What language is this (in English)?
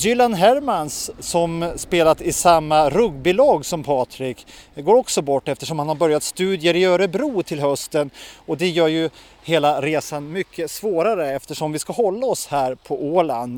Swedish